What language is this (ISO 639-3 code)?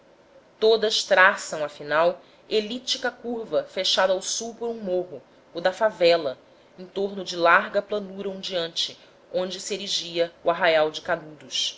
por